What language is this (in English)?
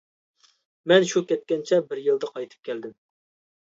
Uyghur